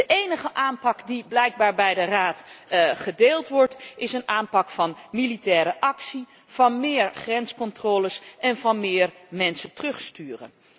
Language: Dutch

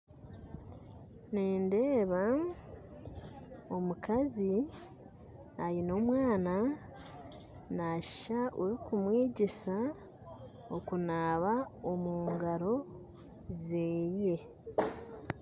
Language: Nyankole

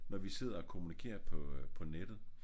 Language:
Danish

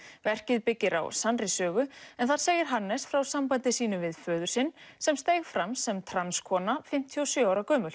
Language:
Icelandic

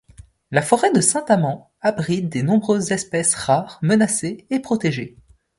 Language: French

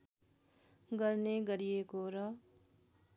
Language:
Nepali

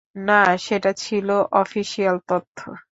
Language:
Bangla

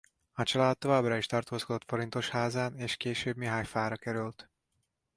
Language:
Hungarian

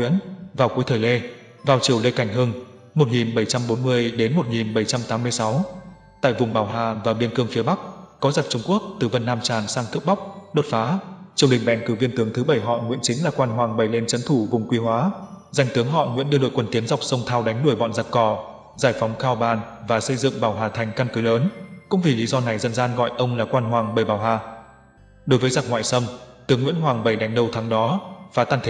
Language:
Vietnamese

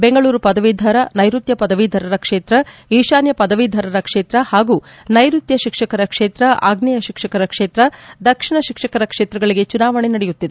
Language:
Kannada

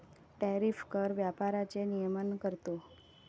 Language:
Marathi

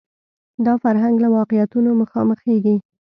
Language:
Pashto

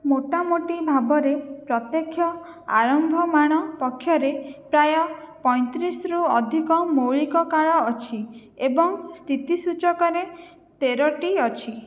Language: Odia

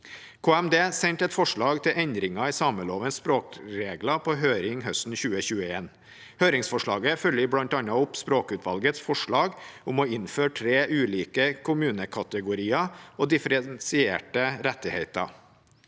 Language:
Norwegian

